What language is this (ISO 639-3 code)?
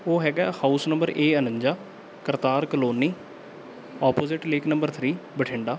pan